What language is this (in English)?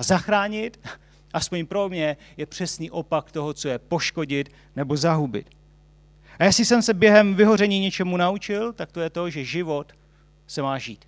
Czech